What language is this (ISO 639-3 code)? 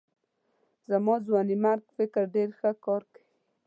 pus